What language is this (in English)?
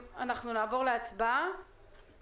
Hebrew